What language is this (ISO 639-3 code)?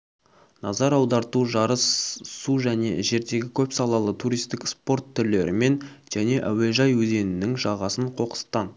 kaz